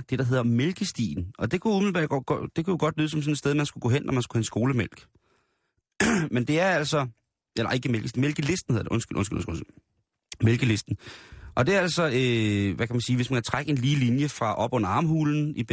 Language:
Danish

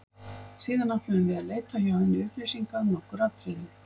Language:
Icelandic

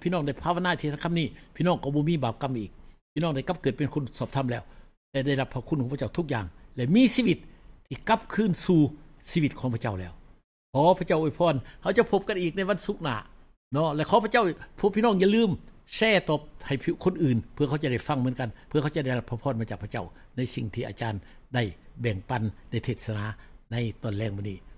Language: Thai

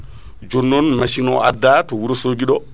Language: Fula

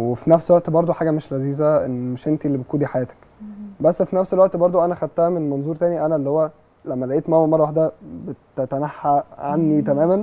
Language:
Arabic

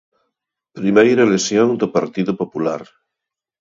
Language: Galician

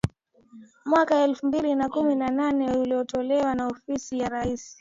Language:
Swahili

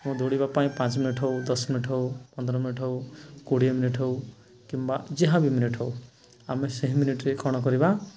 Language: Odia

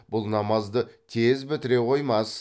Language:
Kazakh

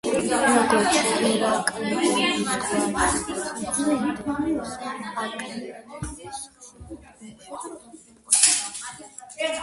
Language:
Georgian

